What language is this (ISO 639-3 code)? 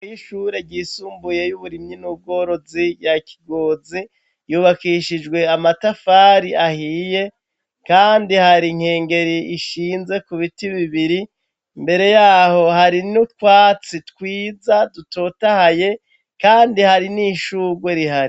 run